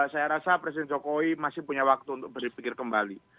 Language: Indonesian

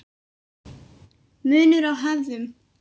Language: Icelandic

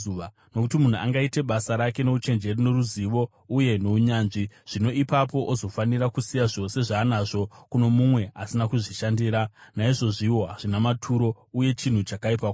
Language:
Shona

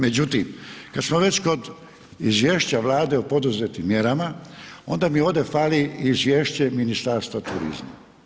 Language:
Croatian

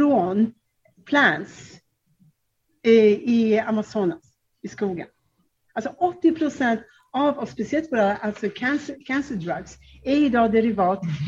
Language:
Swedish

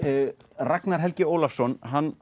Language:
Icelandic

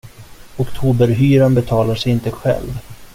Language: Swedish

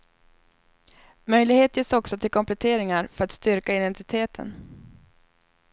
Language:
Swedish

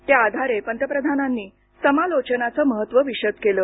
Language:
Marathi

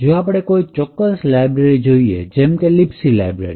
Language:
Gujarati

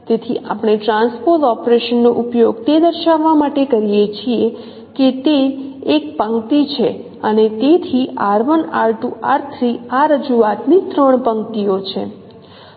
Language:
Gujarati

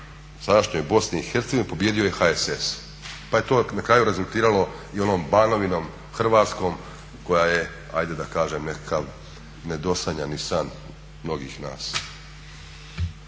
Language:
Croatian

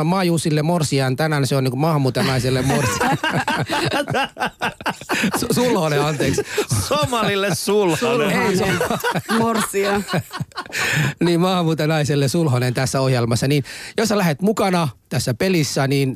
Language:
Finnish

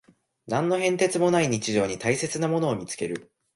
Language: Japanese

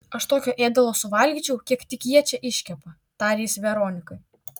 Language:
Lithuanian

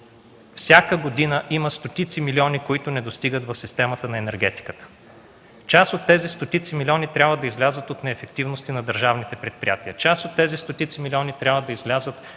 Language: Bulgarian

